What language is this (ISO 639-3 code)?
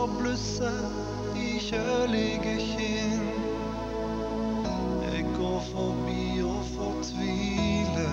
nor